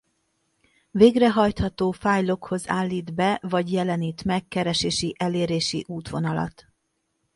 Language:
Hungarian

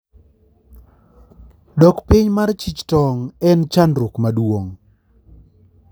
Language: Luo (Kenya and Tanzania)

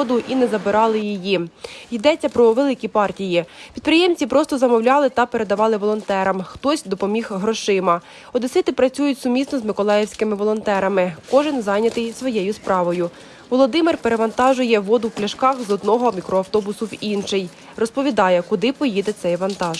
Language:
Ukrainian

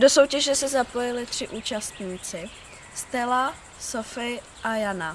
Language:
Czech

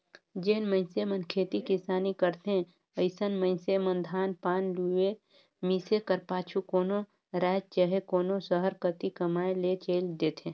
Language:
Chhattisgarhi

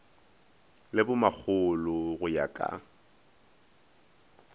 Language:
Northern Sotho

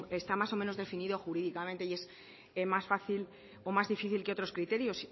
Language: Spanish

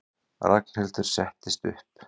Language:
Icelandic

